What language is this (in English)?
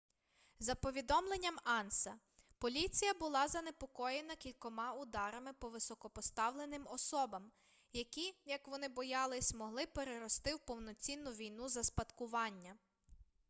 Ukrainian